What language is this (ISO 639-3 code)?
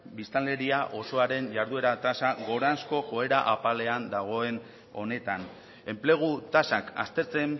eus